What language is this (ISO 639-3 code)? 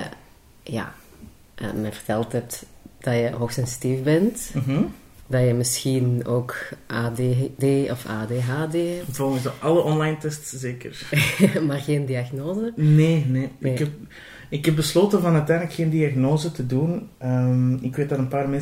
nld